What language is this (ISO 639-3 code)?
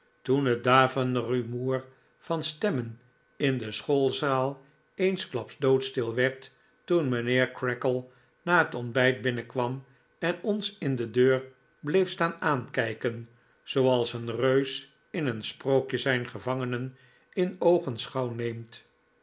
nld